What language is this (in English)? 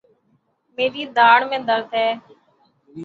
Urdu